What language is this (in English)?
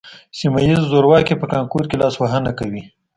Pashto